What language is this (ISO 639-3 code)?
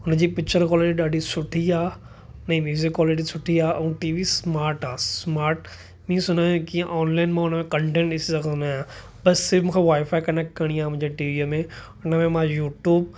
snd